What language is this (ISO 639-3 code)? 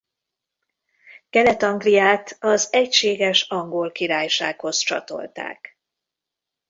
hun